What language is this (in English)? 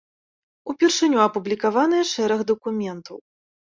Belarusian